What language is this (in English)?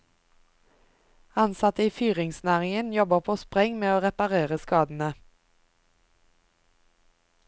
Norwegian